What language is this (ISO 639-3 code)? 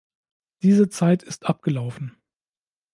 deu